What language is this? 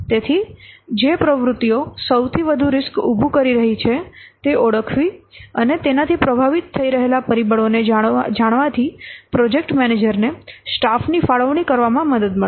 Gujarati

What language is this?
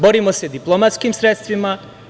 Serbian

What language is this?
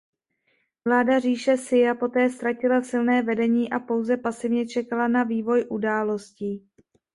Czech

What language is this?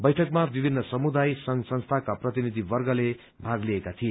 Nepali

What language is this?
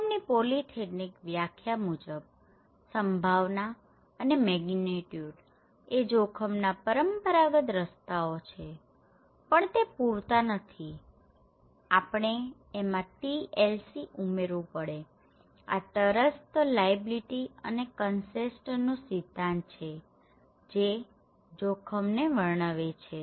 Gujarati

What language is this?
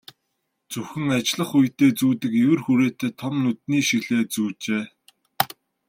Mongolian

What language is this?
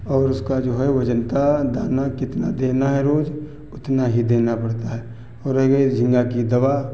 Hindi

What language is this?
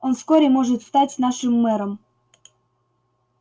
Russian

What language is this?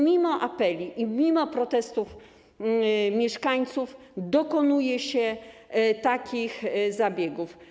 Polish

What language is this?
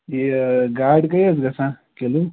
Kashmiri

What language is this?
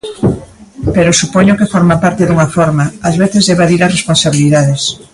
Galician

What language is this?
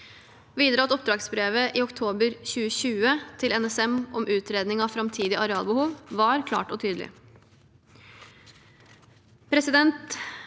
Norwegian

